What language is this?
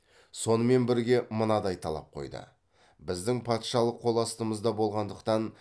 Kazakh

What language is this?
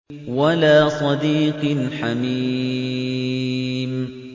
Arabic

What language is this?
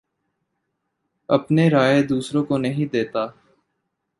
Urdu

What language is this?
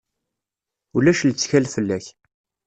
Kabyle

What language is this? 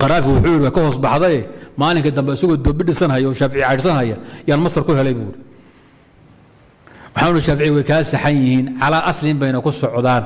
Arabic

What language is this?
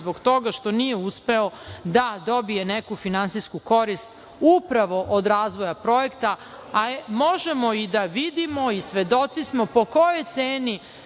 Serbian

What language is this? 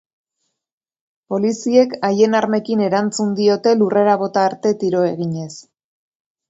Basque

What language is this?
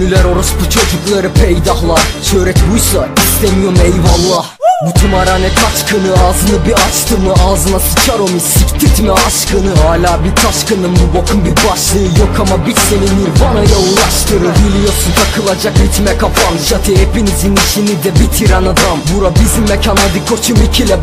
Turkish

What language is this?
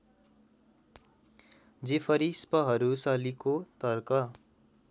Nepali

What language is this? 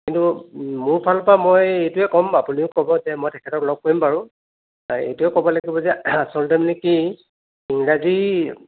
Assamese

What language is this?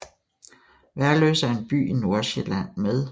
Danish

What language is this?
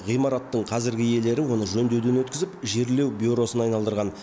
Kazakh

